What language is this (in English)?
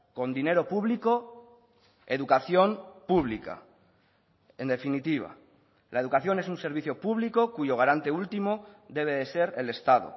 Spanish